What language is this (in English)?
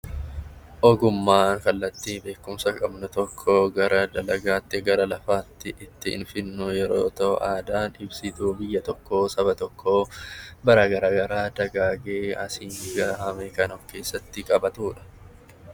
Oromo